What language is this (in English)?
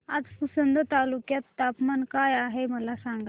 Marathi